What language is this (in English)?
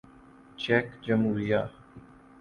Urdu